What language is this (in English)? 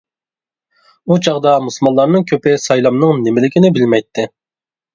Uyghur